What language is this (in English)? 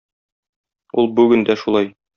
Tatar